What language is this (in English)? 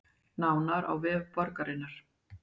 Icelandic